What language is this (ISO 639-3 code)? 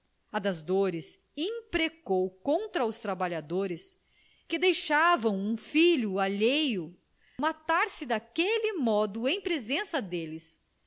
por